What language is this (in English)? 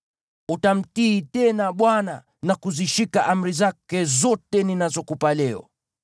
Swahili